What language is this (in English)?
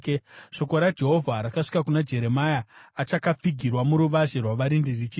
Shona